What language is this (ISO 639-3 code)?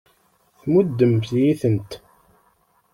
kab